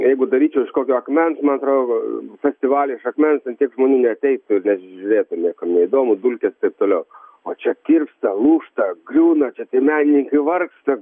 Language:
Lithuanian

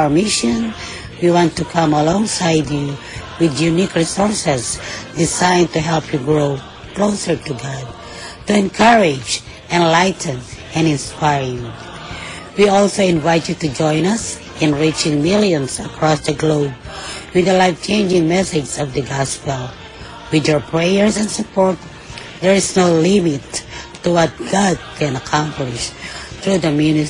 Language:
Filipino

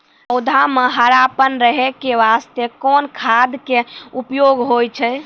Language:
Maithili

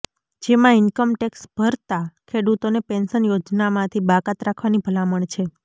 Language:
Gujarati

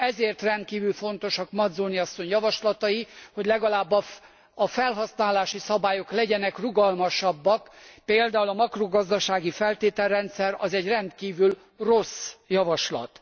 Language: Hungarian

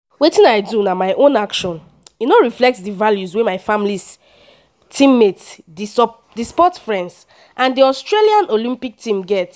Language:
Nigerian Pidgin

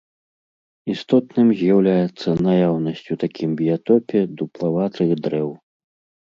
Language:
Belarusian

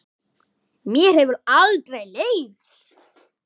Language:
Icelandic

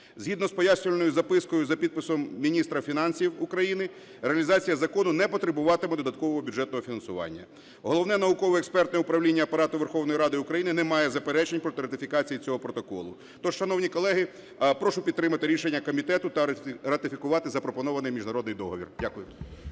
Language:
Ukrainian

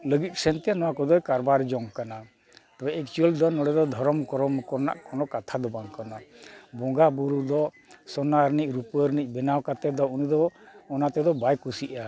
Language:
Santali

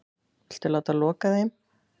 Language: Icelandic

